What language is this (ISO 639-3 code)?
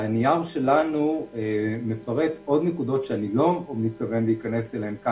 heb